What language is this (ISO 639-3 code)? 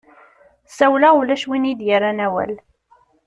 kab